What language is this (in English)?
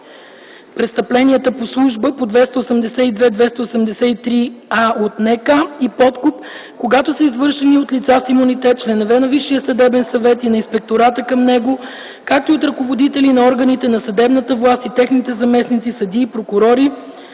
Bulgarian